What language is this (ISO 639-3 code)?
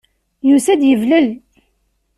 kab